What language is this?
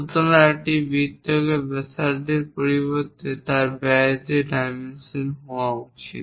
Bangla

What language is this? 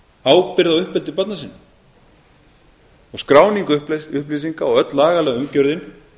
Icelandic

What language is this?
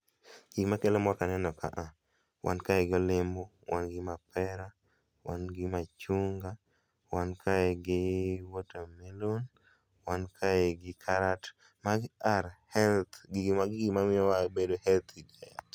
Luo (Kenya and Tanzania)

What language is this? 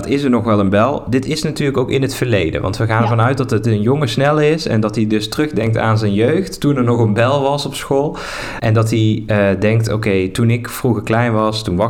Dutch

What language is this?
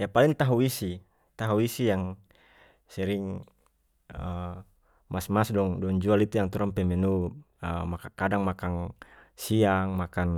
North Moluccan Malay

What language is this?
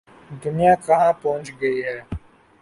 Urdu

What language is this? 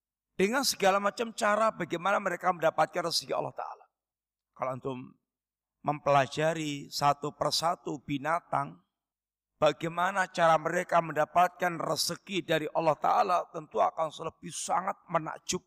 Indonesian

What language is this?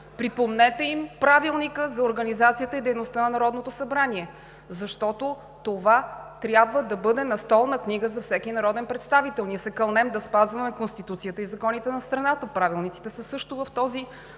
Bulgarian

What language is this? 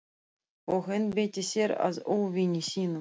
Icelandic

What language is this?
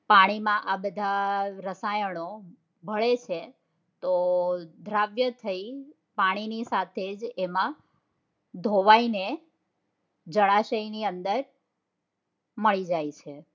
Gujarati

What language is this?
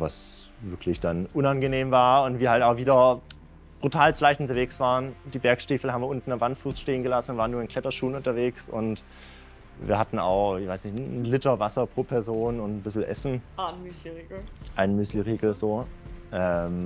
German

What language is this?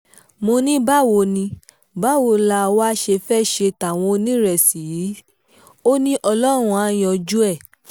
Yoruba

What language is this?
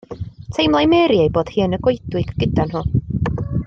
Welsh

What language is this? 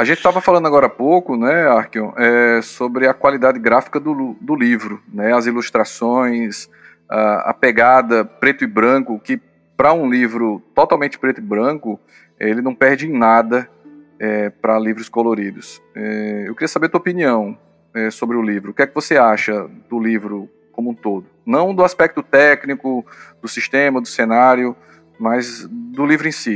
Portuguese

